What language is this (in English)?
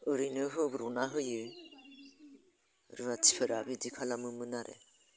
Bodo